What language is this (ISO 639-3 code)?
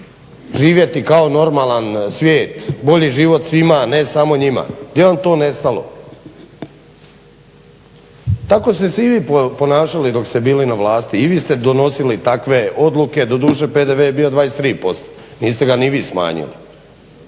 hrv